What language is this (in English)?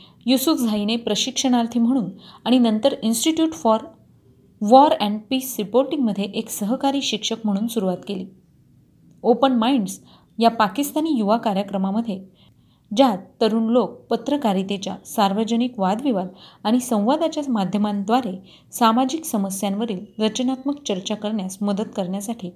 Marathi